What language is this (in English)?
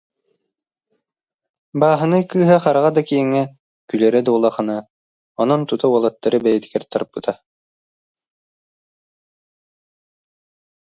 Yakut